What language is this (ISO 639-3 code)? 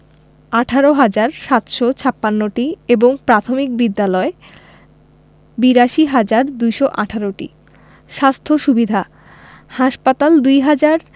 ben